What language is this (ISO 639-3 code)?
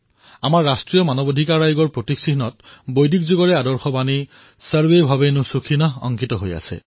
asm